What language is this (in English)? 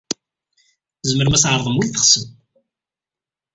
Kabyle